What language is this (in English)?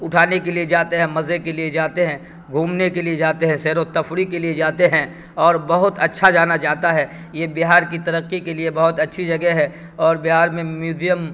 Urdu